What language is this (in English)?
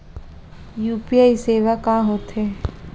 Chhattisgarhi